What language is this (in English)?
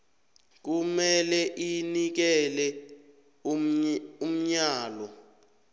South Ndebele